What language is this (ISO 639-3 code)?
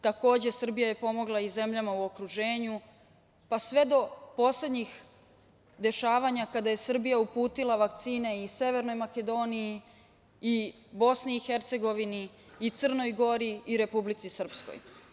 srp